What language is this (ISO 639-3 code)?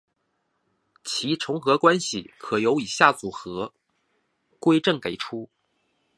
zho